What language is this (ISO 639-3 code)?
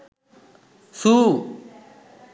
sin